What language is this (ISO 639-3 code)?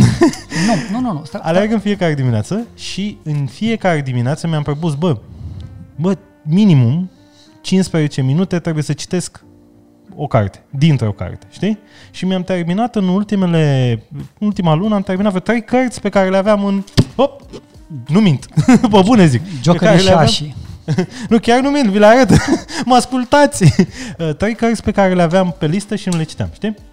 ron